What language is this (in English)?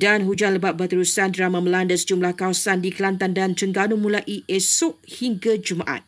Malay